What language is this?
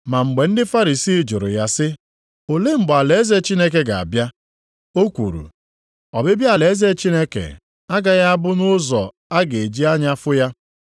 Igbo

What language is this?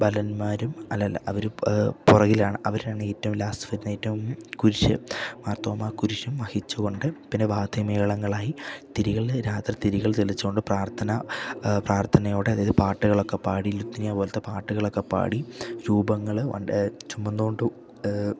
Malayalam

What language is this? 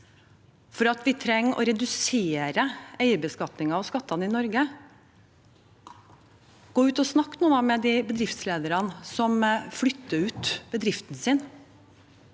Norwegian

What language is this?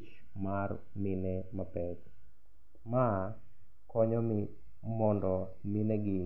Luo (Kenya and Tanzania)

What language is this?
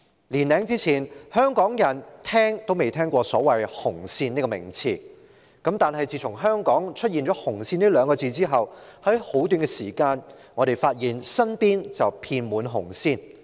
Cantonese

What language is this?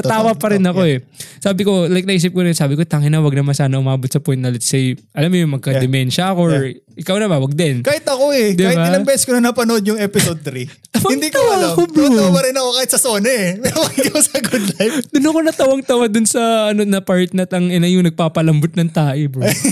Filipino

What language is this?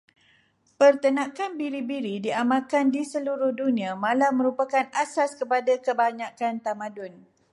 Malay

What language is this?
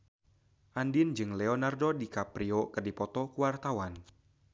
Sundanese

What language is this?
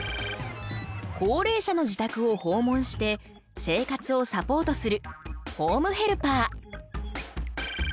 Japanese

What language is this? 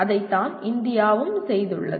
Tamil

